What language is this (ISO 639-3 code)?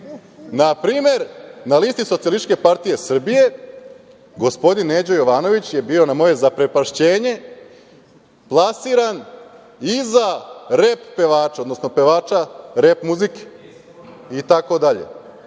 srp